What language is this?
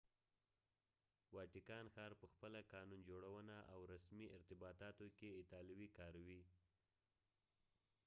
Pashto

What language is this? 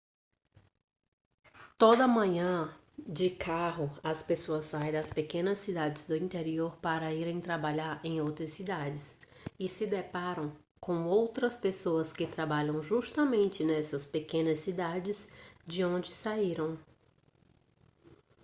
Portuguese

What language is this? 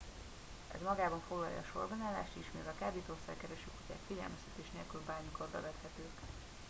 Hungarian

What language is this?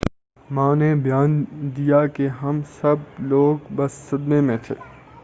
Urdu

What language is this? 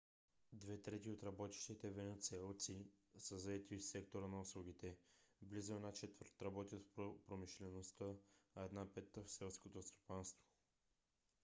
Bulgarian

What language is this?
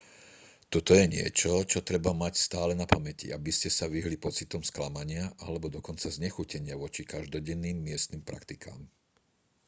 Slovak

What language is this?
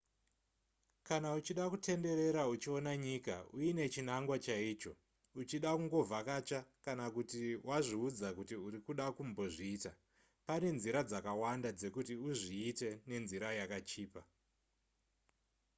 Shona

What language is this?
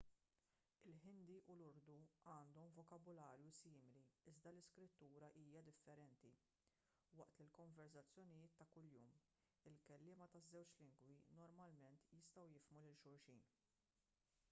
Maltese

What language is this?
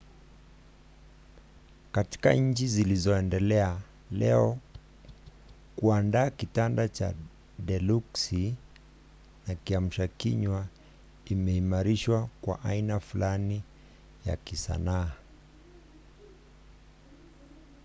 Swahili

